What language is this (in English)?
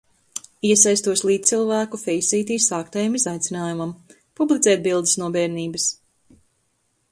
Latvian